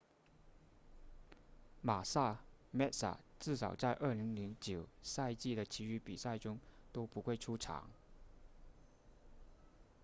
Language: Chinese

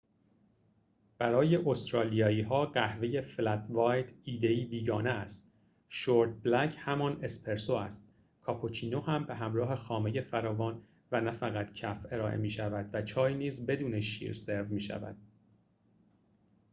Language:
Persian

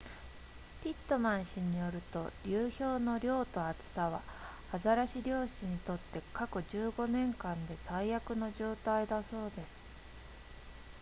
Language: Japanese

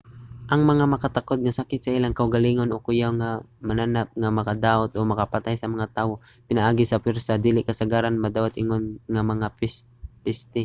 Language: Cebuano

